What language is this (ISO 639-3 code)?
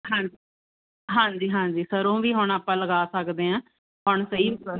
pan